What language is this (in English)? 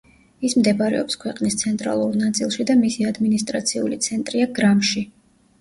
Georgian